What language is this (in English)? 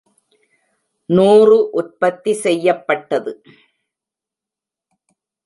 Tamil